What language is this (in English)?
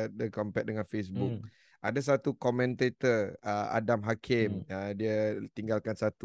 Malay